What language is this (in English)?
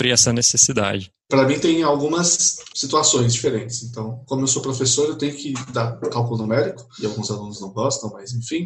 Portuguese